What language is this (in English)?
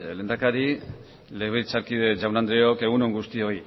Basque